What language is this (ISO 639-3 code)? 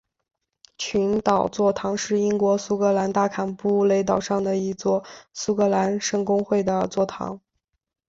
zho